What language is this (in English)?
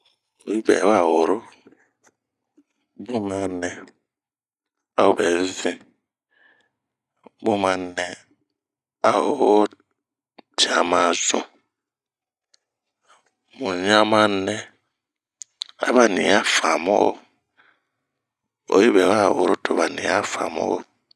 Bomu